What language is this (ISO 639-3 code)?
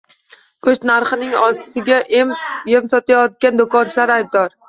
uzb